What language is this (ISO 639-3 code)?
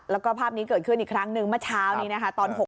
tha